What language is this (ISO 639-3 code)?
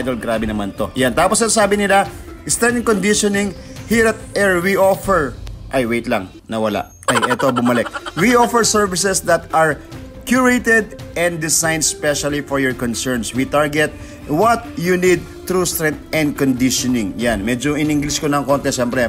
fil